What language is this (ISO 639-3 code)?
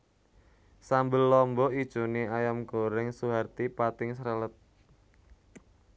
jav